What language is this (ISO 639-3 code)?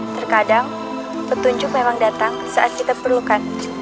ind